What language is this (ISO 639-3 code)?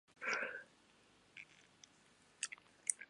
jpn